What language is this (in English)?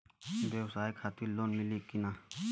Bhojpuri